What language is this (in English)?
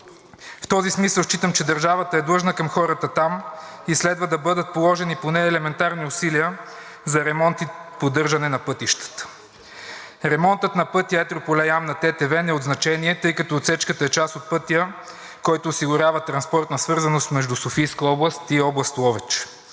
Bulgarian